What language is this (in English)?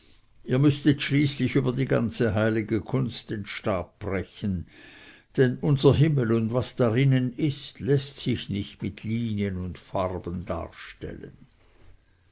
German